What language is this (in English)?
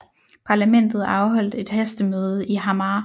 Danish